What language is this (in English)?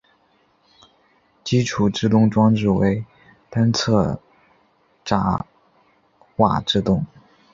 Chinese